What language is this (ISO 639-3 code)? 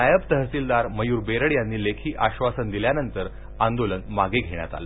mar